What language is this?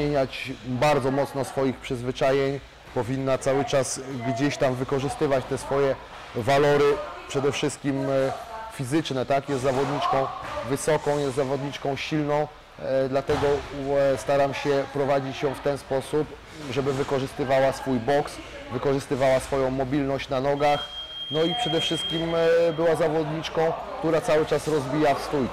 Polish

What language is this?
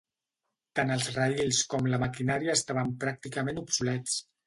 Catalan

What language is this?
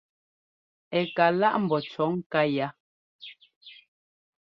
Ngomba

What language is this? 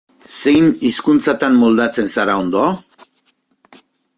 Basque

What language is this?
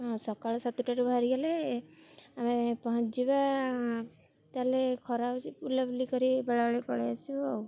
Odia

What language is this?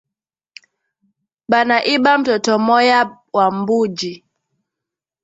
Swahili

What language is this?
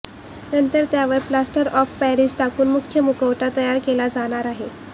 Marathi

